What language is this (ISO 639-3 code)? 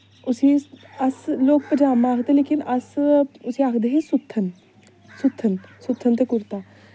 doi